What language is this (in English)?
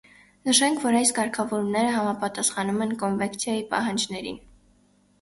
Armenian